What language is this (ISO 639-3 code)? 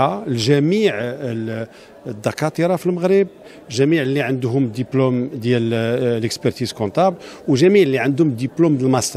ara